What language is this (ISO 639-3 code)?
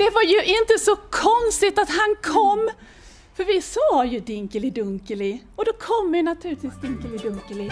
swe